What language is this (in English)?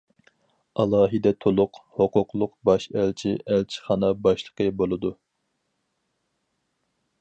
Uyghur